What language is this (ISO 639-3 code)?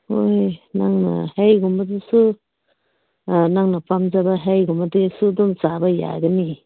mni